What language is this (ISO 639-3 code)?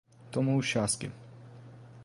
por